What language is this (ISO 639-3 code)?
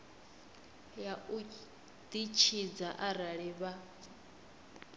ven